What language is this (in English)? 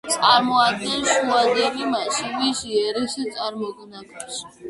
Georgian